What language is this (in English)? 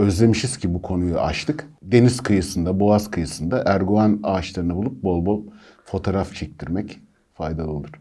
Turkish